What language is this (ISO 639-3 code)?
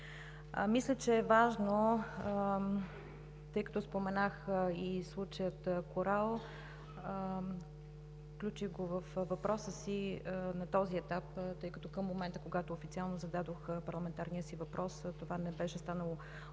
bul